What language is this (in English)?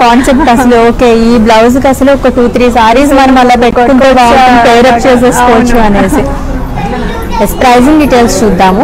Telugu